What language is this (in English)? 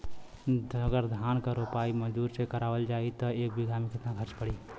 Bhojpuri